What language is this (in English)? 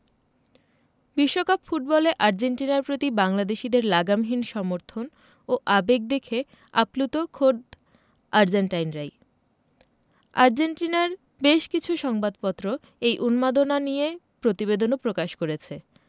Bangla